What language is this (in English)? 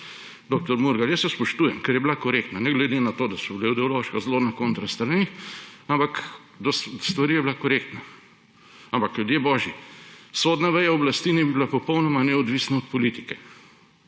Slovenian